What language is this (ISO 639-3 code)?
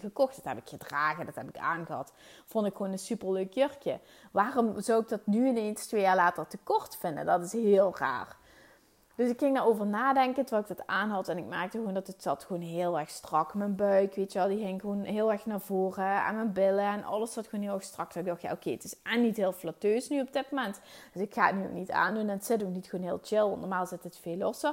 nld